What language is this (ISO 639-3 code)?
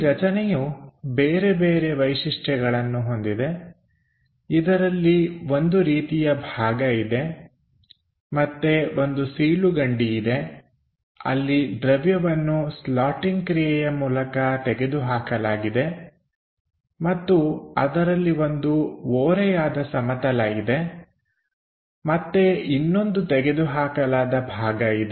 kan